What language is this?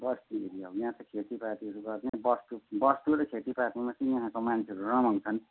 Nepali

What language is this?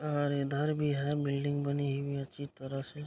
Hindi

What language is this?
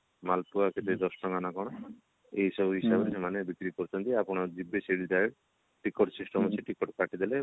Odia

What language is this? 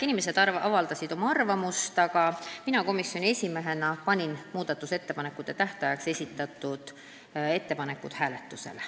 Estonian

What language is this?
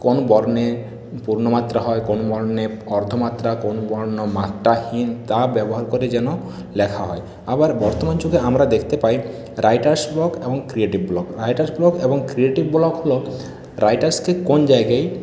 Bangla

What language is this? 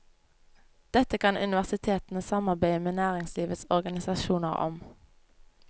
Norwegian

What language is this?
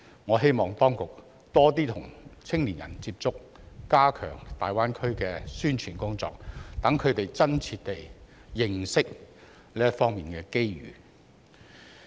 Cantonese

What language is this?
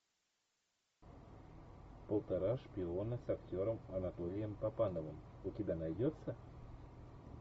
Russian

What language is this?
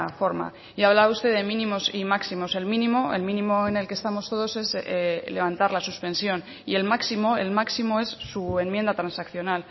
Spanish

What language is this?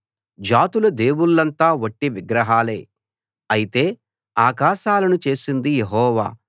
Telugu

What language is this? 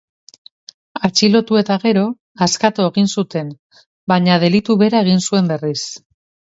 Basque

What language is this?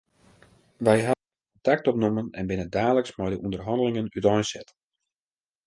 Western Frisian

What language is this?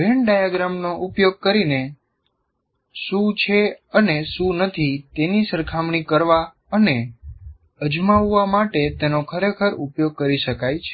Gujarati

